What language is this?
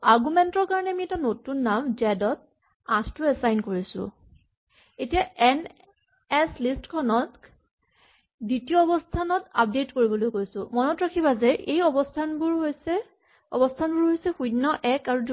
Assamese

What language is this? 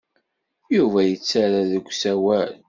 Kabyle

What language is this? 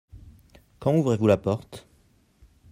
French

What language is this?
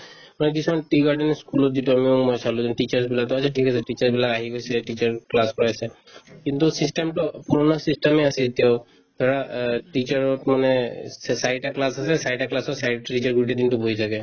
Assamese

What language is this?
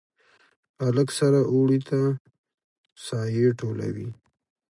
Pashto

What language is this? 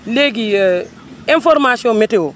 Wolof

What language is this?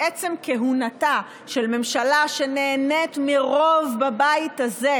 Hebrew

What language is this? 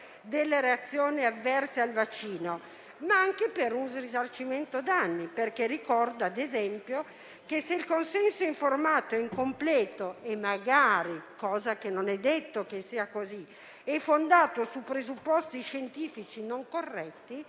Italian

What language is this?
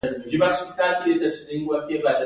Pashto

